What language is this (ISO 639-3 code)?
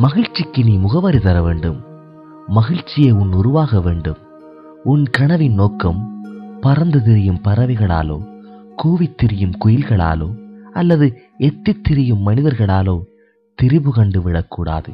tam